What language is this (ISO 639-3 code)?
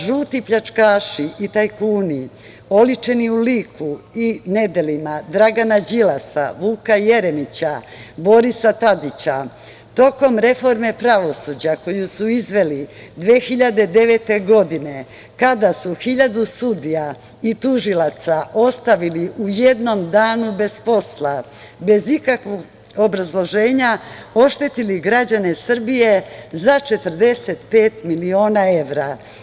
srp